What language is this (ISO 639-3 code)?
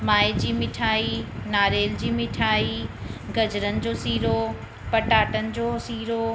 snd